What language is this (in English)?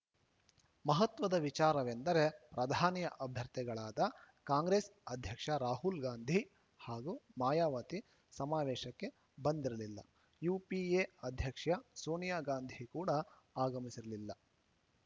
Kannada